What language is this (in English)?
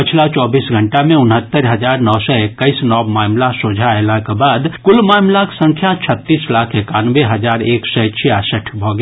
Maithili